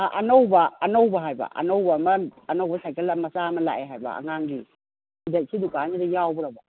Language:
Manipuri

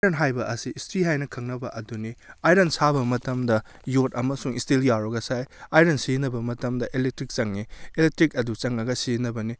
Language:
Manipuri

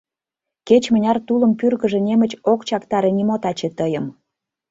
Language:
Mari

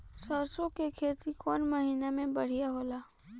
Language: Bhojpuri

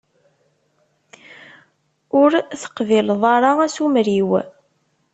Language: Kabyle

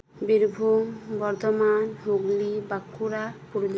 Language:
Santali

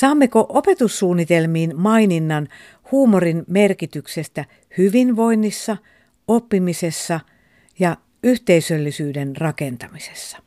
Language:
Finnish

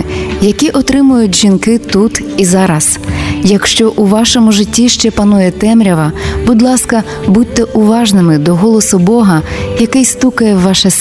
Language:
Ukrainian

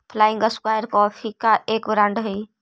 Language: Magahi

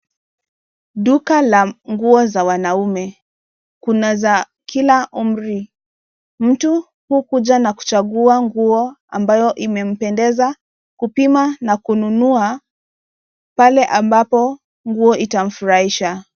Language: Swahili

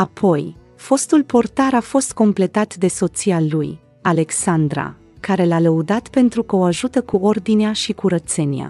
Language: Romanian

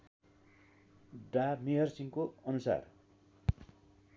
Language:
Nepali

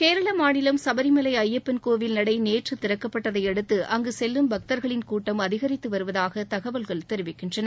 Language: Tamil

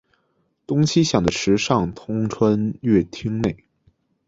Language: Chinese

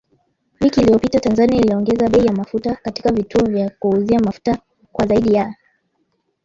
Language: Swahili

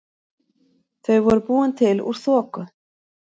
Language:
Icelandic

